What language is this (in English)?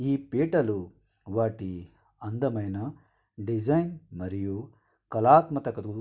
Telugu